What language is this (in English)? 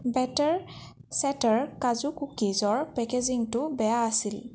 Assamese